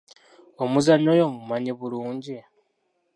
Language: Ganda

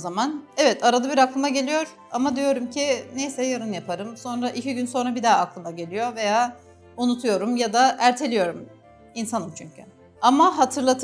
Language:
Turkish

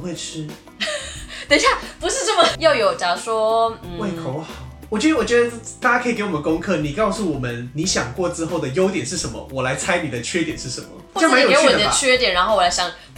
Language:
Chinese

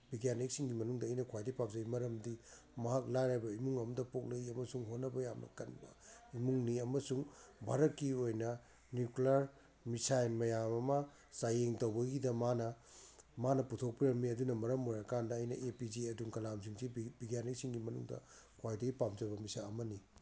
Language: Manipuri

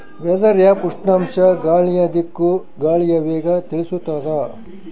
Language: Kannada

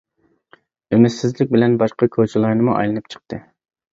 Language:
Uyghur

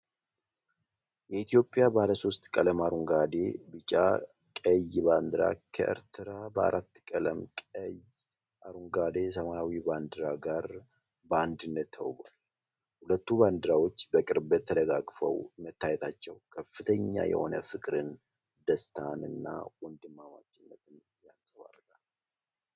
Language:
Amharic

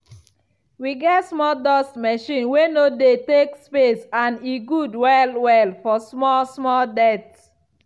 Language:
Nigerian Pidgin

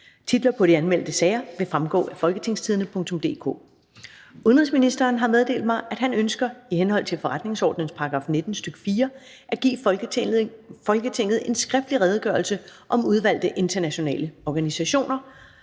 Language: Danish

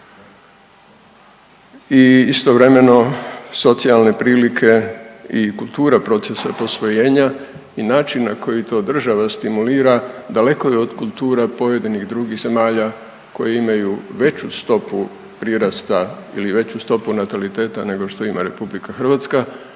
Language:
Croatian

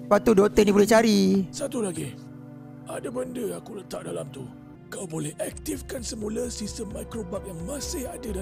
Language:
Malay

